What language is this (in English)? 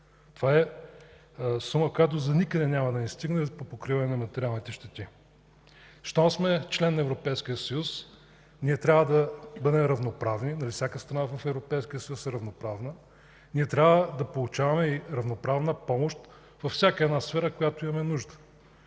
Bulgarian